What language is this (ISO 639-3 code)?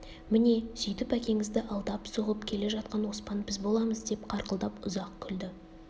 kaz